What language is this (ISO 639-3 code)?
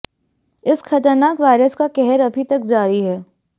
hin